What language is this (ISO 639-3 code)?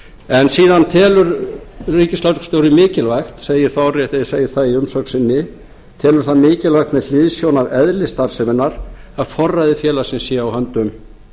isl